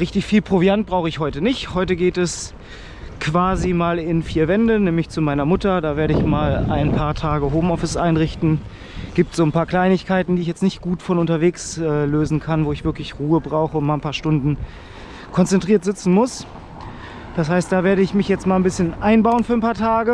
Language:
German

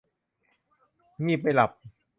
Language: Thai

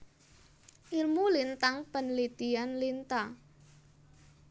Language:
Javanese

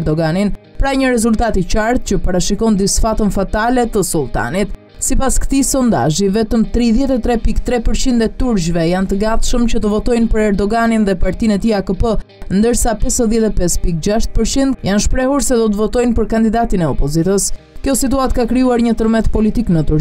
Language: Romanian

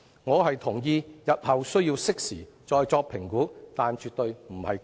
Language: Cantonese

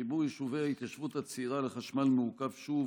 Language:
Hebrew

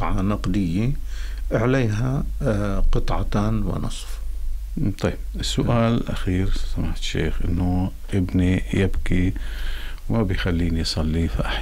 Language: Arabic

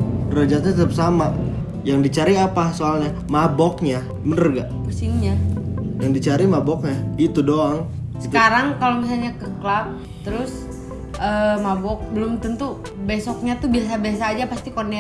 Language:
Indonesian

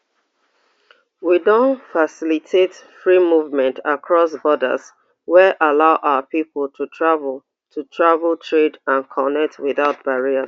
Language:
Nigerian Pidgin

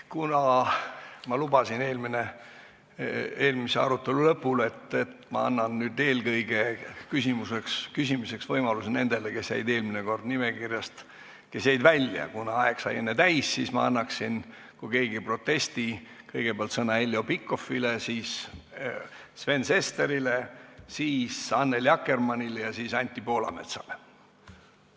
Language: Estonian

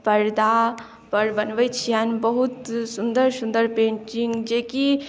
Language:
Maithili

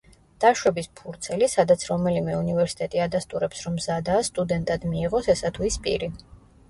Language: Georgian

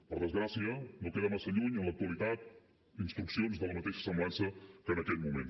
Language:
Catalan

